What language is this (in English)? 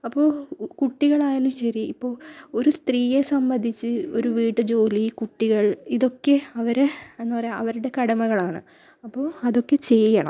Malayalam